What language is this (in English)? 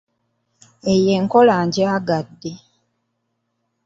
Ganda